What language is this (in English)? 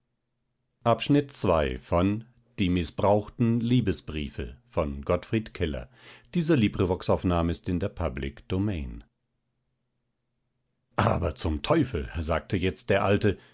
German